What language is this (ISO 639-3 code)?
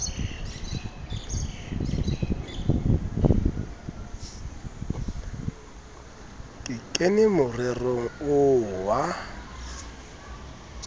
sot